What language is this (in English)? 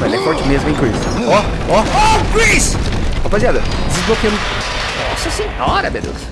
Portuguese